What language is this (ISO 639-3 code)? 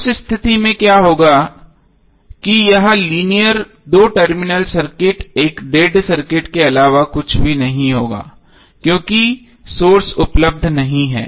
hin